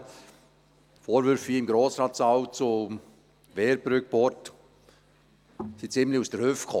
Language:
Swiss German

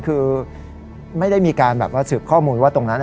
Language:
Thai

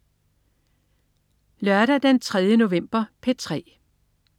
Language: Danish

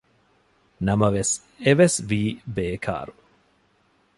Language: Divehi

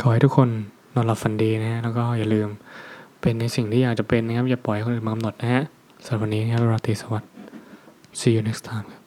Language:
Thai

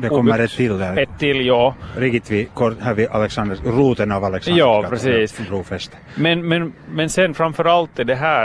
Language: Swedish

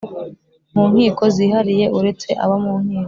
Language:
Kinyarwanda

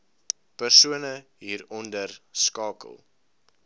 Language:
Afrikaans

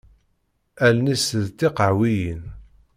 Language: Kabyle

